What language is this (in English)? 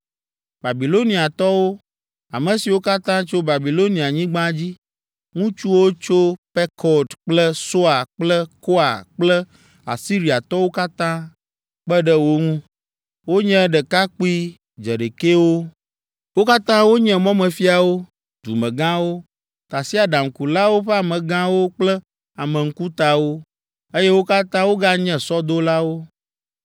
Ewe